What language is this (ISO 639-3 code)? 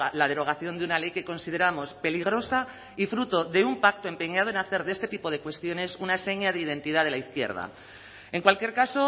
spa